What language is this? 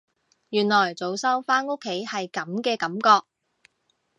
Cantonese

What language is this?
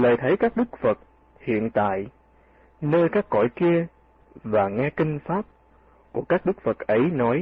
Vietnamese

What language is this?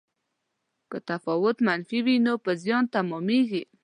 Pashto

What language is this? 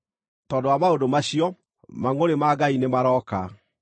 Kikuyu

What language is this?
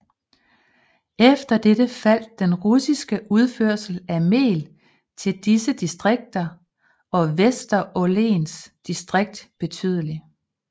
Danish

